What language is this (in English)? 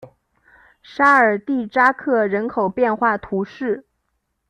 Chinese